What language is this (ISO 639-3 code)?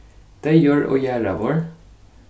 fao